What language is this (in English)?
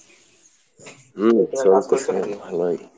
Bangla